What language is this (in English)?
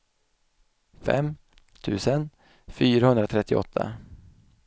Swedish